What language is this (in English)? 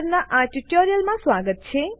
Gujarati